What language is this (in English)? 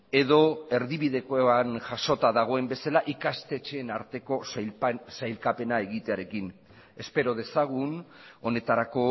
Basque